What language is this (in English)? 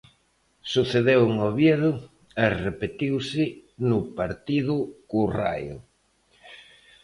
Galician